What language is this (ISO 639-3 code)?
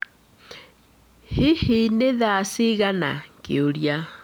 kik